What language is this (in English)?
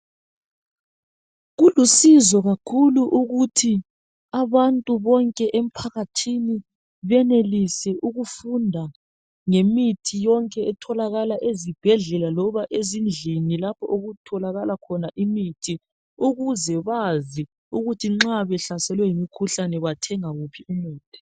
North Ndebele